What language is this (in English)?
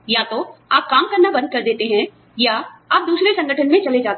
Hindi